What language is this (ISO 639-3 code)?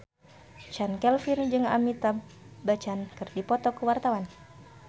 sun